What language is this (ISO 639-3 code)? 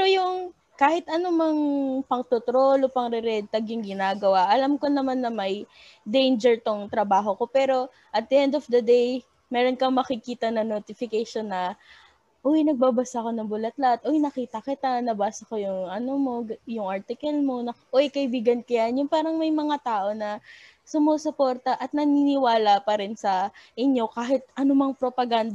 fil